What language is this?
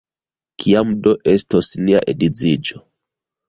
Esperanto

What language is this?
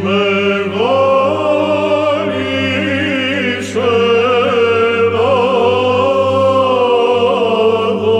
Greek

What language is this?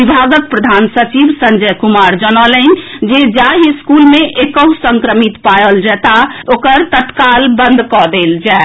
Maithili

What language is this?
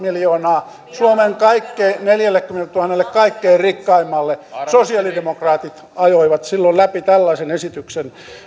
Finnish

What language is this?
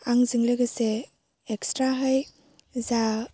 Bodo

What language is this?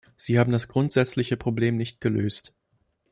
German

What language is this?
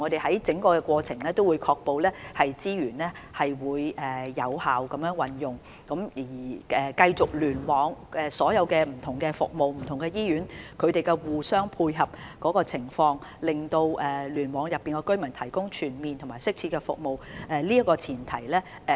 Cantonese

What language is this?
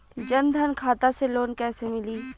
Bhojpuri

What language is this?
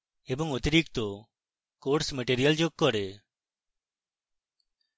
Bangla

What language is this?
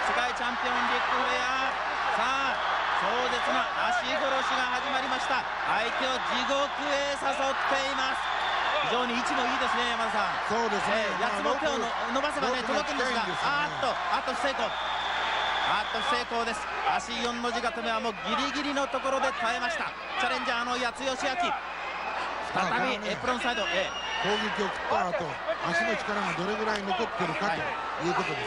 Japanese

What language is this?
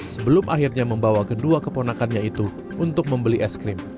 Indonesian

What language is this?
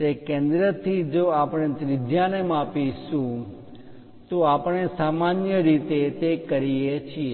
Gujarati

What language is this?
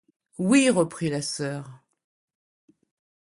French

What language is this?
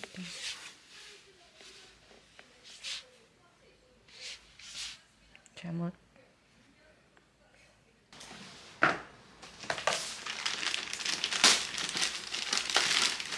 Korean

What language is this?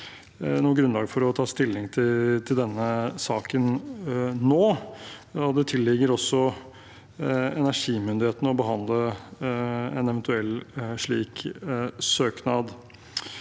Norwegian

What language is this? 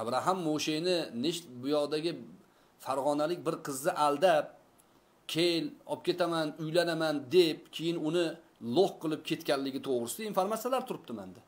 Turkish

